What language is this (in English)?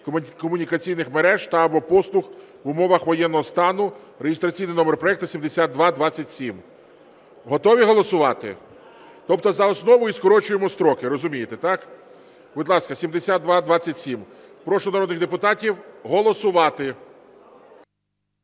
Ukrainian